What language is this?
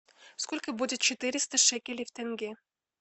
Russian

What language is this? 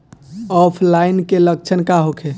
Bhojpuri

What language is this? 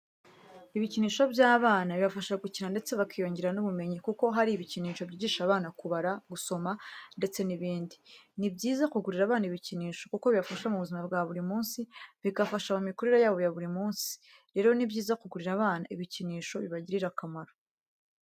Kinyarwanda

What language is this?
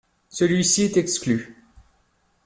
French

